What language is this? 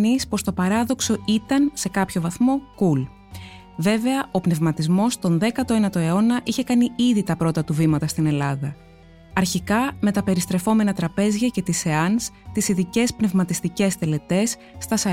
Greek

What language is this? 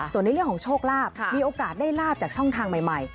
Thai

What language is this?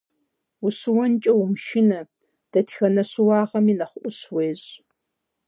Kabardian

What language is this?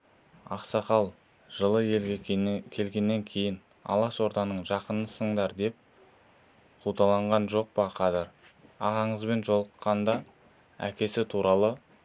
Kazakh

